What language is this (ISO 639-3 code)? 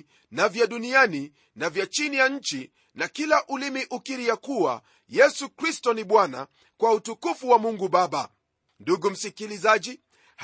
swa